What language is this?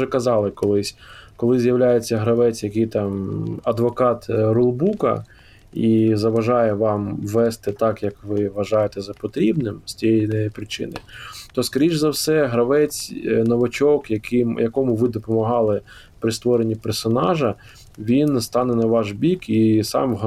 Ukrainian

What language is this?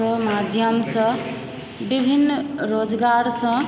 Maithili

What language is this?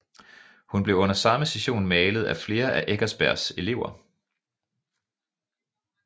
Danish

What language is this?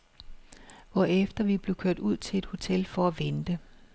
Danish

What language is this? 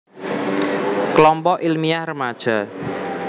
Javanese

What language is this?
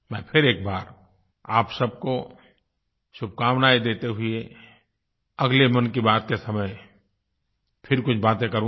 Hindi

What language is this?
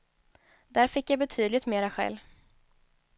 Swedish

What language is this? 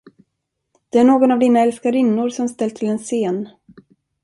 Swedish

